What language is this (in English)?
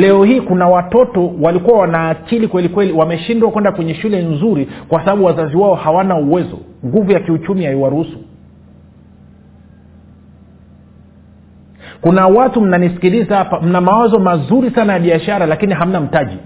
Swahili